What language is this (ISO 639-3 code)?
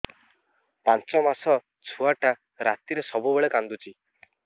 ori